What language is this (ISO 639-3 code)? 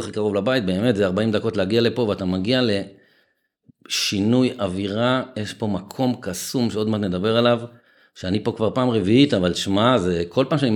heb